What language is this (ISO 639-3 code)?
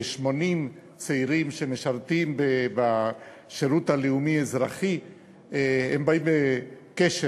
heb